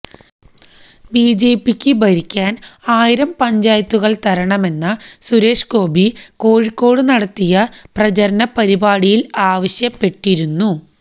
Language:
Malayalam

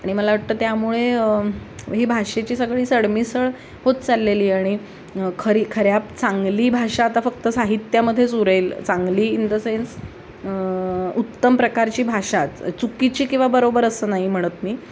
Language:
Marathi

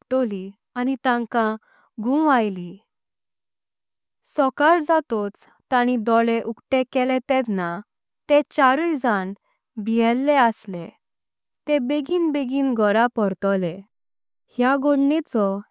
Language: Konkani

